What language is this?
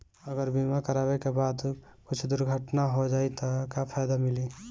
Bhojpuri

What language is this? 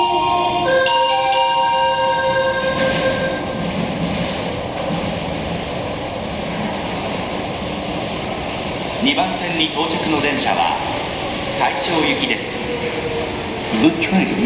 Japanese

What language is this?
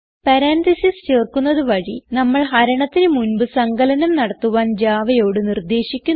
Malayalam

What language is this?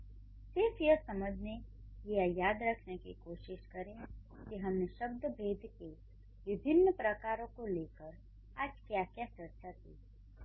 Hindi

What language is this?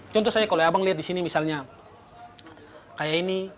Indonesian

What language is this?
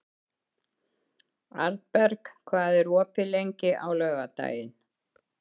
Icelandic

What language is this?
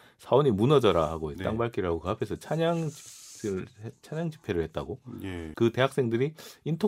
Korean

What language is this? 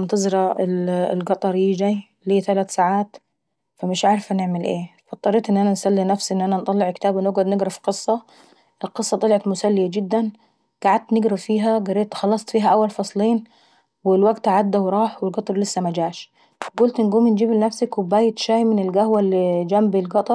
Saidi Arabic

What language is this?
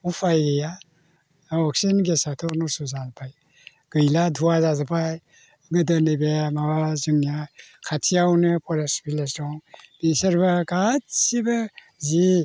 Bodo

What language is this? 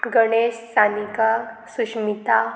Konkani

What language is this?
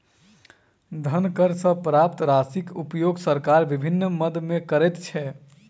Maithili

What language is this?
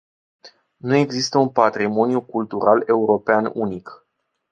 Romanian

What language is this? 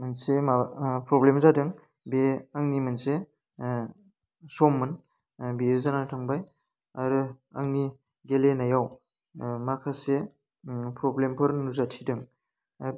Bodo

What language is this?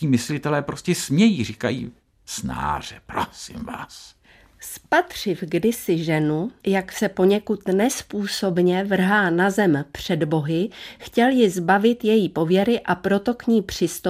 Czech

